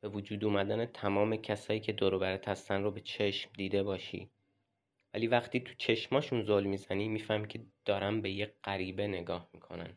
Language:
Persian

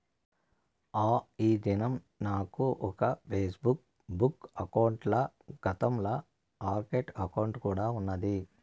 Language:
Telugu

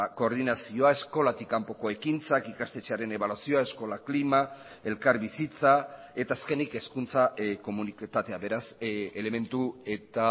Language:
Basque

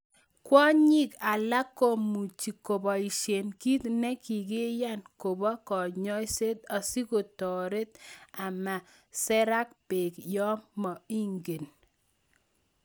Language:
Kalenjin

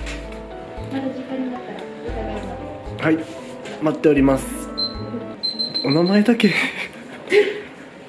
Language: Japanese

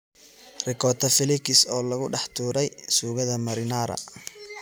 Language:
Somali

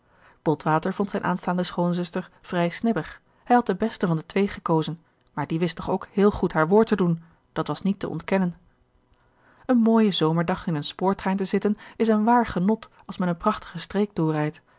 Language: Dutch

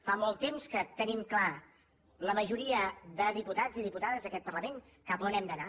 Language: Catalan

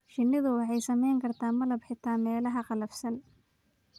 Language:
Somali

